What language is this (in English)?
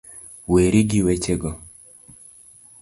Luo (Kenya and Tanzania)